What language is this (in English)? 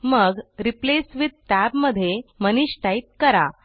Marathi